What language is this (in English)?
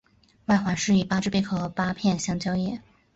Chinese